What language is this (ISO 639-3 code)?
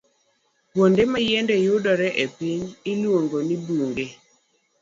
luo